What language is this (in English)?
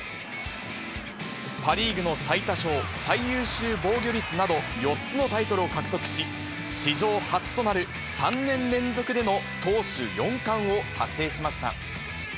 Japanese